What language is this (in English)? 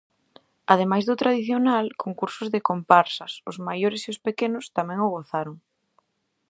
Galician